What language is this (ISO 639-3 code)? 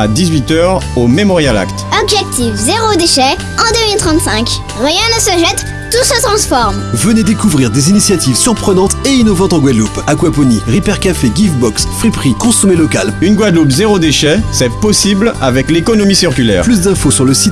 fra